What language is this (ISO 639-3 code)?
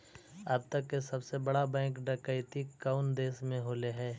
mag